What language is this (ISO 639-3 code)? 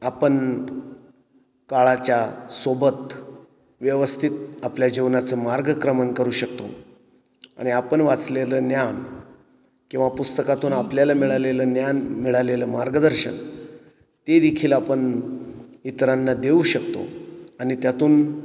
mar